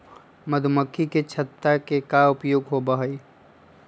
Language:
Magahi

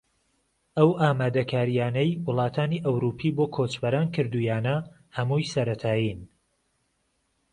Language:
Central Kurdish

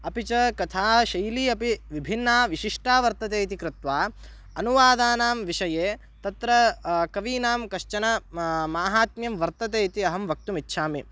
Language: Sanskrit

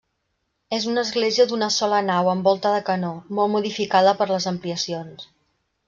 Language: Catalan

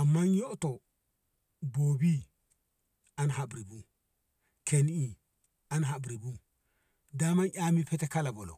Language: Ngamo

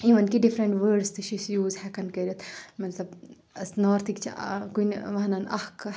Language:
Kashmiri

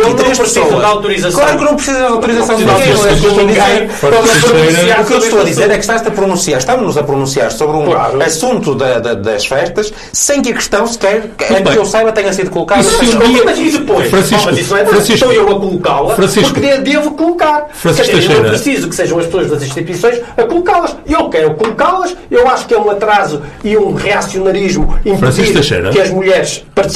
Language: Portuguese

